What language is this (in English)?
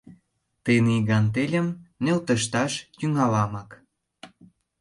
Mari